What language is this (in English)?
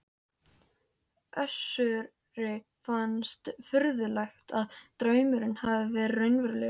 Icelandic